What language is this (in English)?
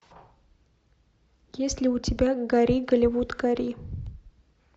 Russian